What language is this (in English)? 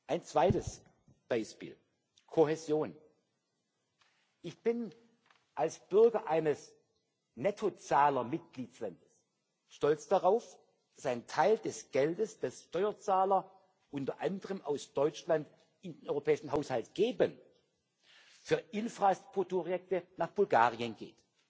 German